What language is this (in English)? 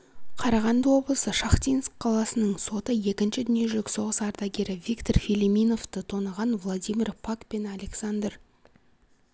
Kazakh